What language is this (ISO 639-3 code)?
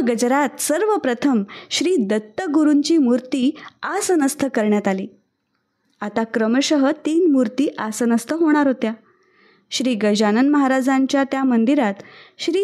mar